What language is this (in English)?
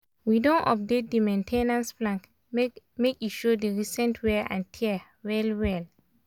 Nigerian Pidgin